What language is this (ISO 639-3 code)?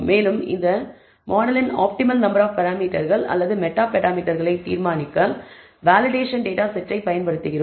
tam